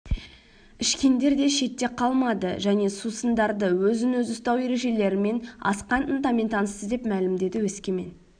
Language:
Kazakh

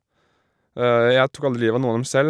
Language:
Norwegian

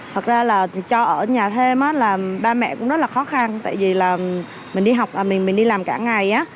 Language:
Vietnamese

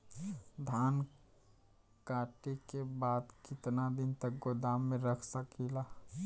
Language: Bhojpuri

